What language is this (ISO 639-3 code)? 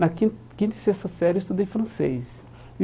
por